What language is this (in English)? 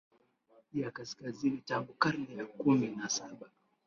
Swahili